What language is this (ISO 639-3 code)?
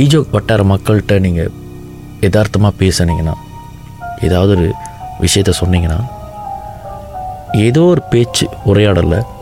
tam